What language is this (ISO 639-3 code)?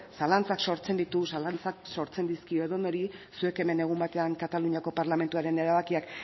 eus